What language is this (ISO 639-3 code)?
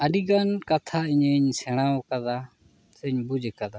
sat